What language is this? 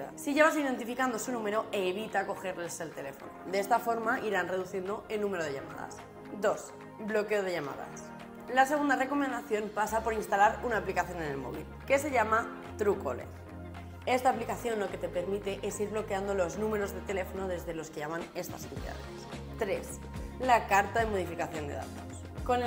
Spanish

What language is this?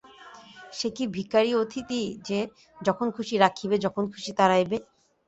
Bangla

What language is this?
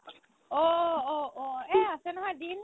Assamese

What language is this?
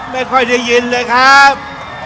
Thai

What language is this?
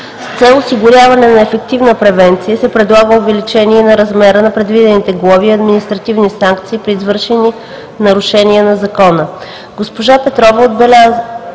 Bulgarian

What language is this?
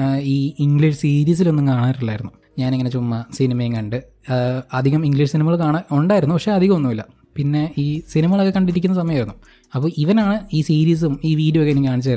Malayalam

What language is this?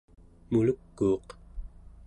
Central Yupik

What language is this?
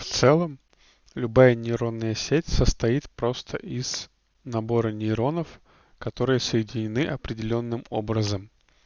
Russian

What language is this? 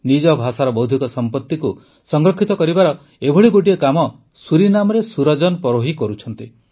Odia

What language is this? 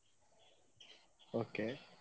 Kannada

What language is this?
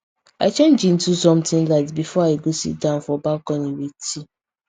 Nigerian Pidgin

